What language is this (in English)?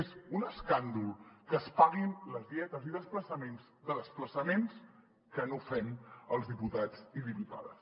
Catalan